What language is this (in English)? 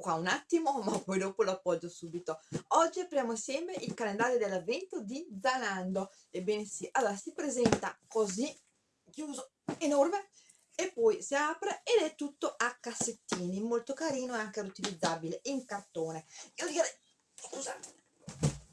Italian